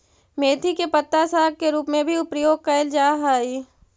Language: Magahi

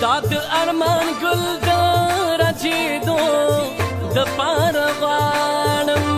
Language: Arabic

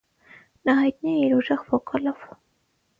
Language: Armenian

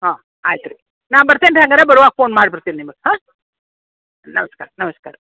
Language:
Kannada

